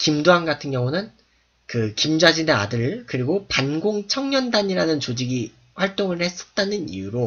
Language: Korean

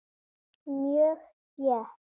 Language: Icelandic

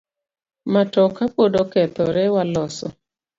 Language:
Luo (Kenya and Tanzania)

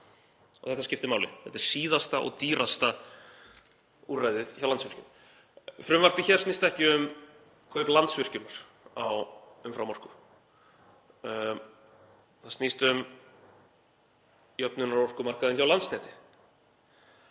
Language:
Icelandic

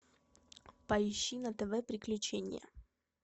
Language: Russian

